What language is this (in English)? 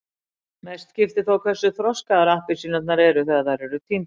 Icelandic